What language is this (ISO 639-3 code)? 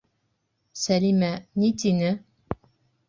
bak